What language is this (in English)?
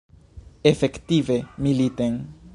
Esperanto